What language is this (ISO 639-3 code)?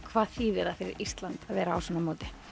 isl